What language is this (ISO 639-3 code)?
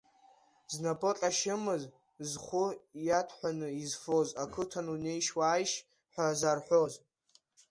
abk